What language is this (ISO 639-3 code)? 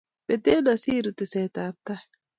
kln